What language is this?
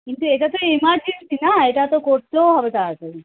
Bangla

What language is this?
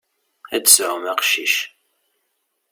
Kabyle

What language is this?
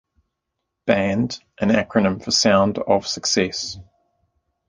English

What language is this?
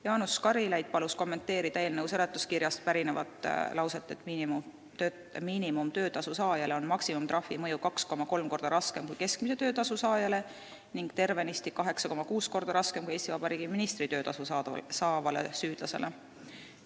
Estonian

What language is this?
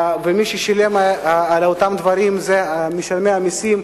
Hebrew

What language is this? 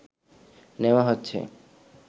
Bangla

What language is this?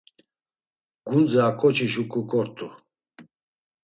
Laz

